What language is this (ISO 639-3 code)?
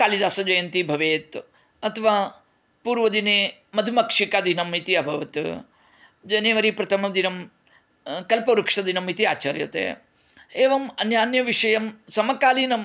san